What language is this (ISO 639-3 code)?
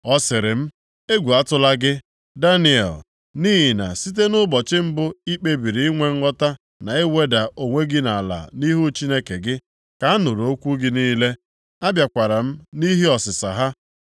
ibo